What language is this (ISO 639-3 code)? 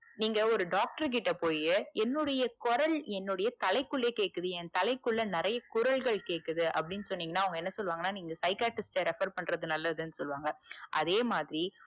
tam